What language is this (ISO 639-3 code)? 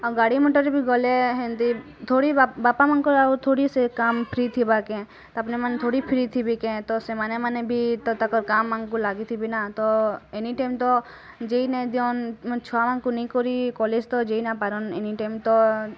ori